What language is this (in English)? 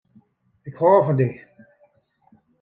Western Frisian